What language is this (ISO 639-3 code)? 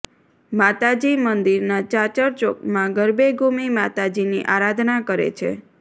guj